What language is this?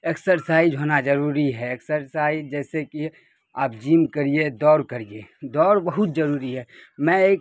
Urdu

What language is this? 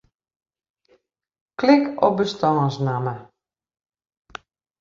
Western Frisian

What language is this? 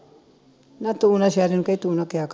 Punjabi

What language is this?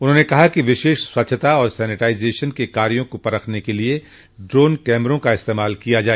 Hindi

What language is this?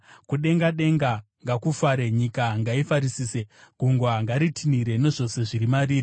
Shona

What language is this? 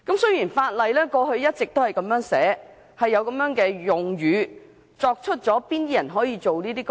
Cantonese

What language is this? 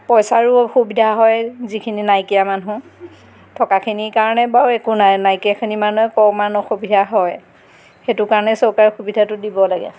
Assamese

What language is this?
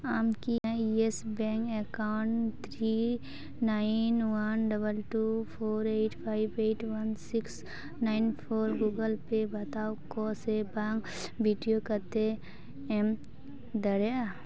Santali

